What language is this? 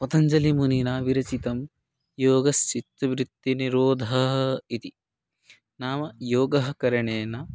Sanskrit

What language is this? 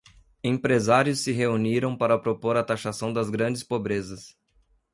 Portuguese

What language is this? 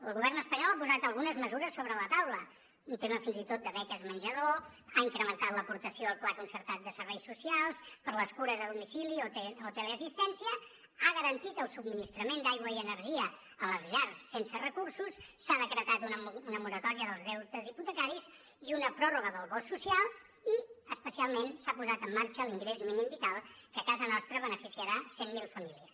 Catalan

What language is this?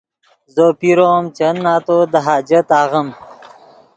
Yidgha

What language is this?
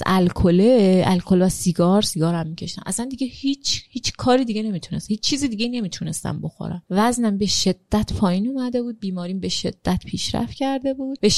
Persian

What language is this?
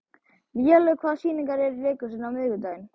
Icelandic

